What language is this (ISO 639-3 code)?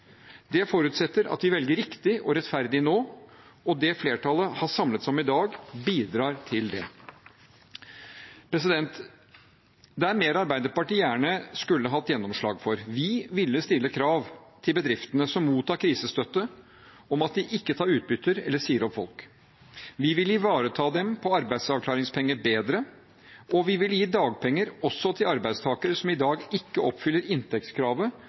nob